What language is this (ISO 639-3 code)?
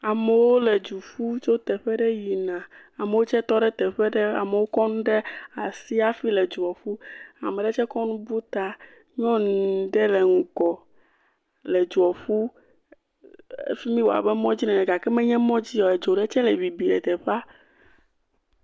ewe